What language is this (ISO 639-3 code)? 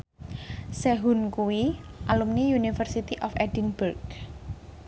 jav